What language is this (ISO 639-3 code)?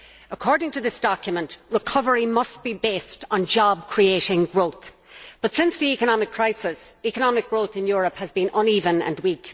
eng